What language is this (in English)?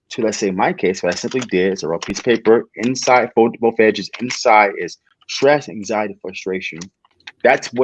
English